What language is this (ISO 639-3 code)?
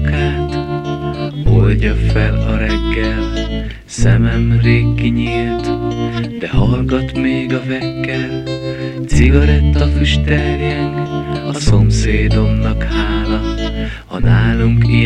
hun